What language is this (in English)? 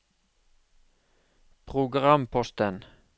Norwegian